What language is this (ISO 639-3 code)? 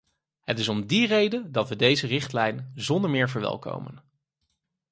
nld